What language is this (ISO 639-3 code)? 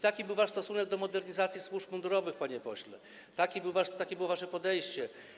pol